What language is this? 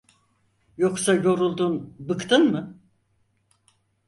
Turkish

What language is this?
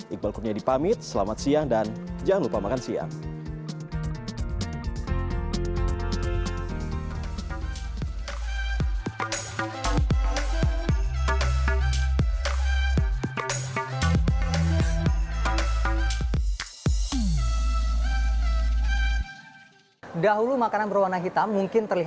Indonesian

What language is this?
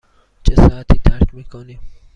Persian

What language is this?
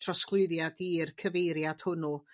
Welsh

